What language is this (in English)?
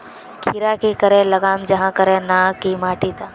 Magahi